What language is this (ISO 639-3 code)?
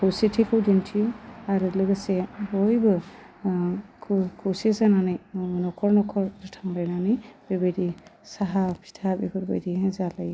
brx